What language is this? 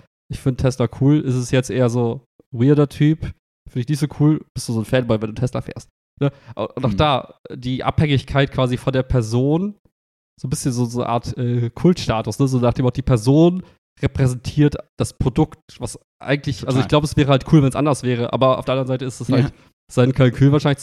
German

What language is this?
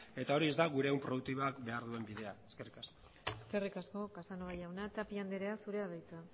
Basque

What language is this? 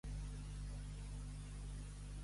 Catalan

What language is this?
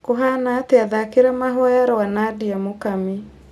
Kikuyu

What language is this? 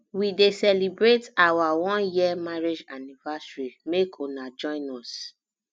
Nigerian Pidgin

